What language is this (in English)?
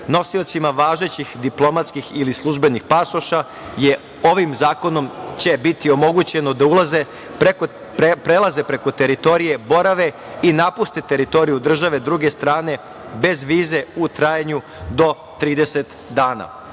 Serbian